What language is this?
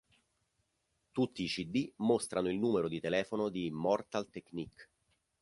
Italian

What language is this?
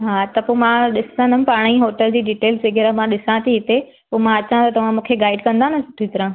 Sindhi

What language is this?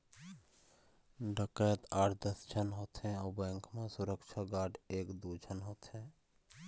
Chhattisgarhi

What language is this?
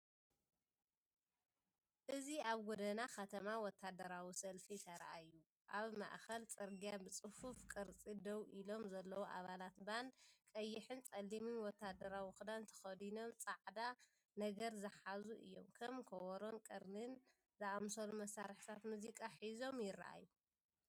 Tigrinya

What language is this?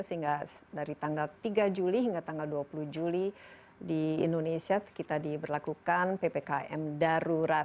Indonesian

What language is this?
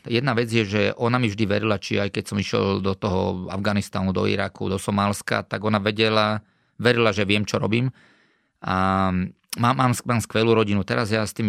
Slovak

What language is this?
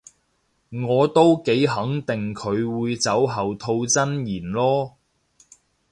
Cantonese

